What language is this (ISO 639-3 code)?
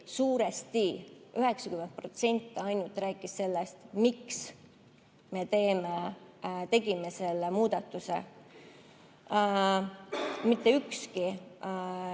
est